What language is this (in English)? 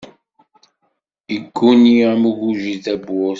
Kabyle